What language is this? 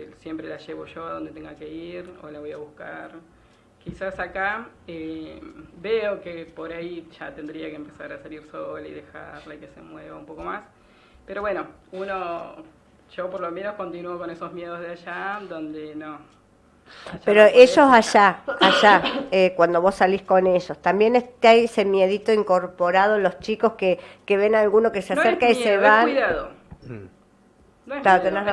Spanish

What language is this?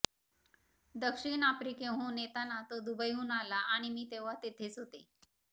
Marathi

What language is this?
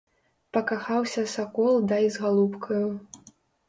Belarusian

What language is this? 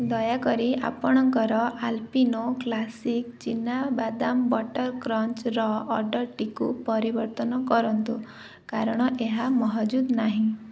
Odia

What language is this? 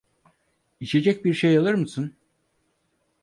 Turkish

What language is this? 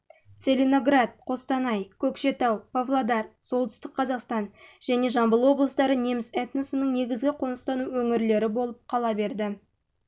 Kazakh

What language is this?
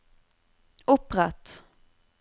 Norwegian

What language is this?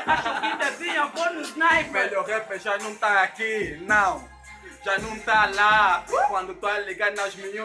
Portuguese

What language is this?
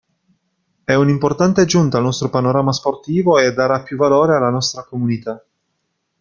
Italian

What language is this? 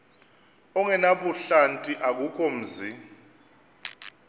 Xhosa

